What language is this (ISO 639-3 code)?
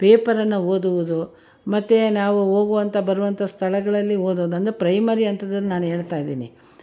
kan